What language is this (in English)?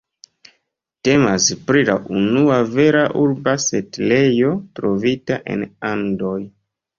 Esperanto